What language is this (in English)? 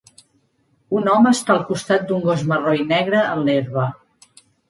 Catalan